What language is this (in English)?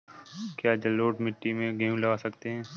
Hindi